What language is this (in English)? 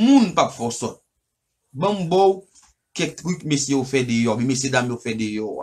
French